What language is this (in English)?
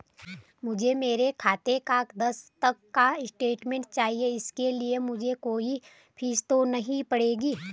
Hindi